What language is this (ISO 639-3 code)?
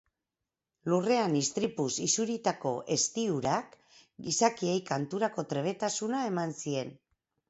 eus